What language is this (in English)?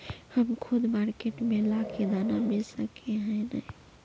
Magahi